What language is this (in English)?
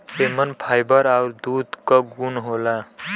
Bhojpuri